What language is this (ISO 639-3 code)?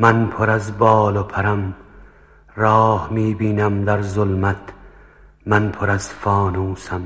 fas